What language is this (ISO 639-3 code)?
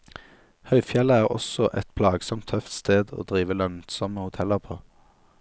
nor